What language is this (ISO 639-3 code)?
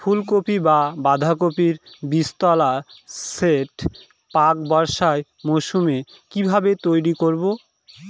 ben